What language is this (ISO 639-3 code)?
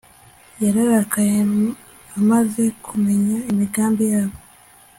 kin